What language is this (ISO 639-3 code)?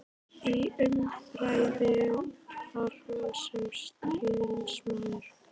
isl